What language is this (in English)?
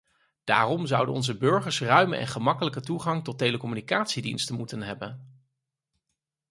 Dutch